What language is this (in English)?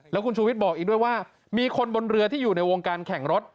Thai